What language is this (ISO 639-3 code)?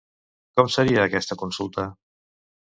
cat